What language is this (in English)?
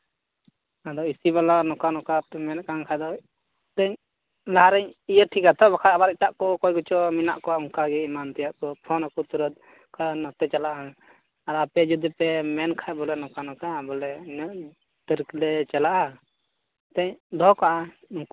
Santali